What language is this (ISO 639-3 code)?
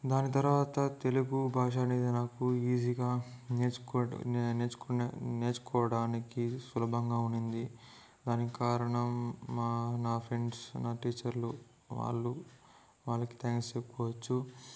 tel